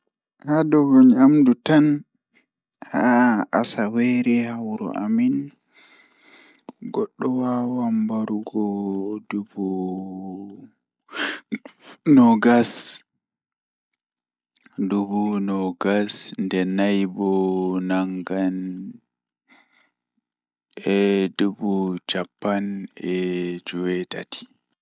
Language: Fula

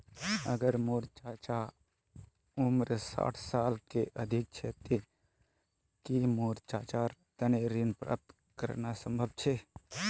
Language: Magahi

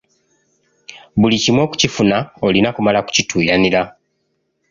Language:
Ganda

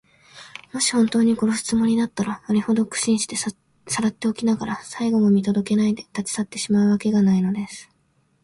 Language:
Japanese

